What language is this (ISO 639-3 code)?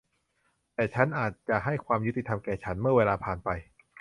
tha